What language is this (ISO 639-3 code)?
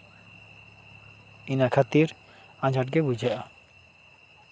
sat